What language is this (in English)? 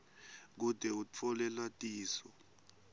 Swati